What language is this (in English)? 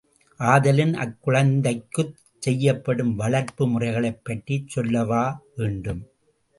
Tamil